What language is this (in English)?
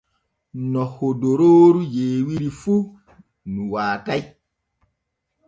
Borgu Fulfulde